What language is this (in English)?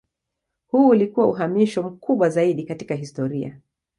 Swahili